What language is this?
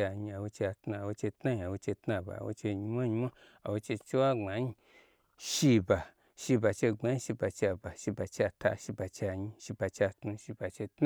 Gbagyi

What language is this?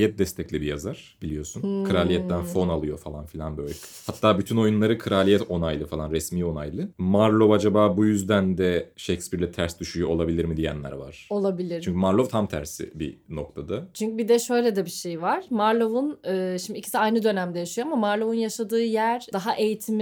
Turkish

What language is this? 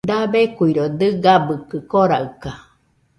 Nüpode Huitoto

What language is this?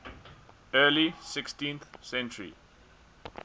English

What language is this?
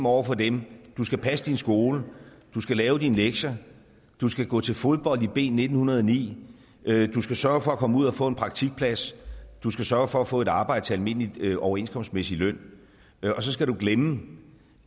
Danish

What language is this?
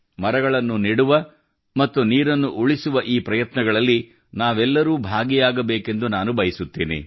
Kannada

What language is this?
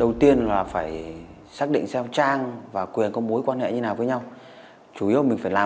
Vietnamese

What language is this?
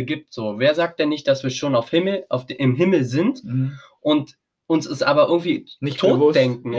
German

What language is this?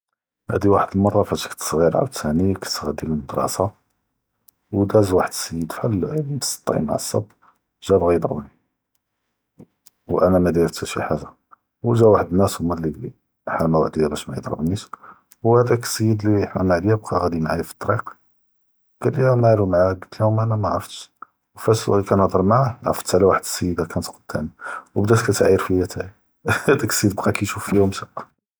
Judeo-Arabic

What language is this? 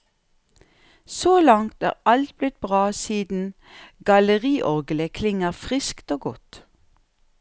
Norwegian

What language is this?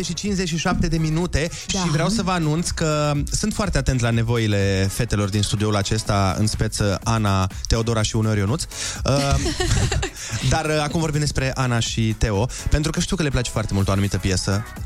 Romanian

